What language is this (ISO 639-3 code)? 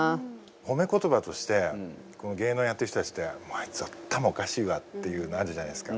jpn